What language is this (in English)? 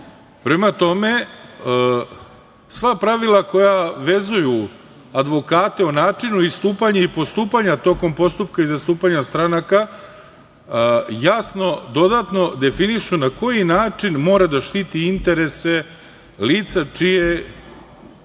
Serbian